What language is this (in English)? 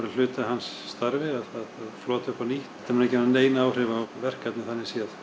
Icelandic